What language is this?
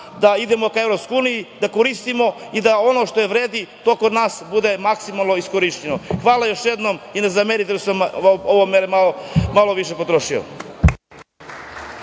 Serbian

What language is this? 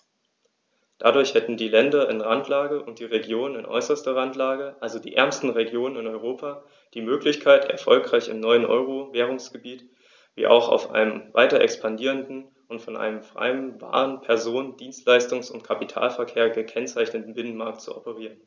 German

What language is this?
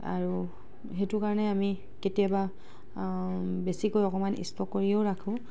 Assamese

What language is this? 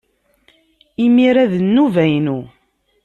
Kabyle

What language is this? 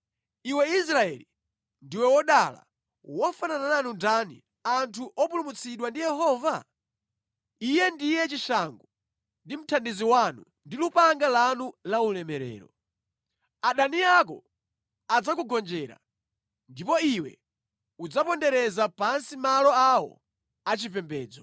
Nyanja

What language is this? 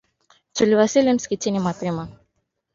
Swahili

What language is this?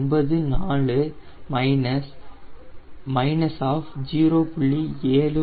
Tamil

